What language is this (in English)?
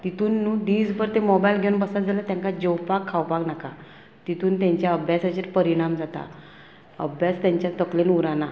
Konkani